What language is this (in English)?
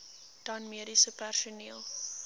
Afrikaans